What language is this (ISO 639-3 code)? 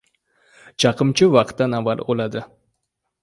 uzb